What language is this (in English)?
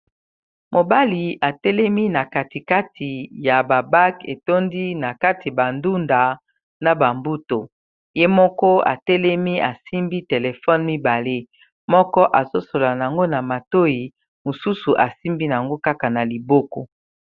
Lingala